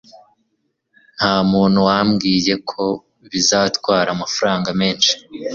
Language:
Kinyarwanda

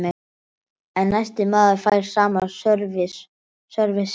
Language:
Icelandic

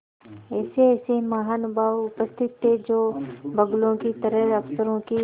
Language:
Hindi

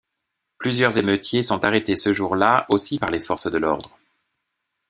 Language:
French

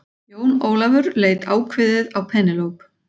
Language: Icelandic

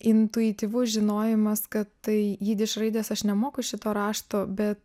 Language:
Lithuanian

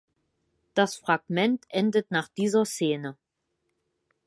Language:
German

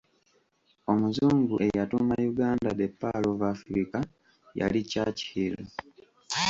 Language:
Ganda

